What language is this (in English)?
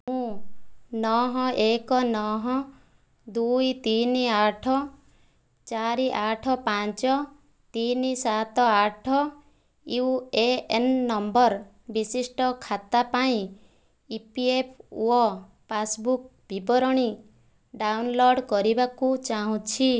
Odia